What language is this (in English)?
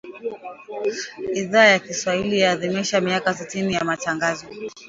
Swahili